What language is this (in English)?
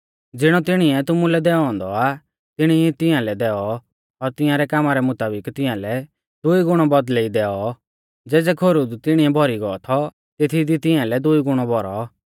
Mahasu Pahari